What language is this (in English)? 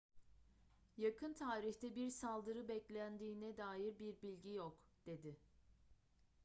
Turkish